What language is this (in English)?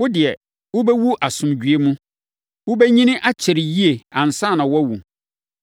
Akan